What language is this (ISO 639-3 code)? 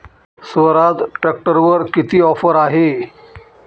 mar